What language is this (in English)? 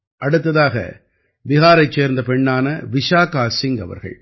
Tamil